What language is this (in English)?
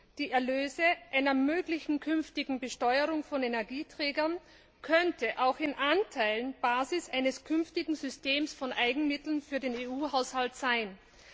German